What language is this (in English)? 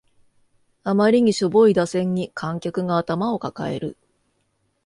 Japanese